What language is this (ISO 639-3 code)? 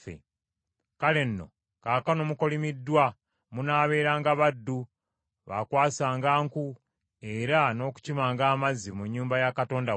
lug